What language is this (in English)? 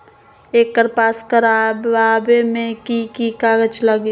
Magahi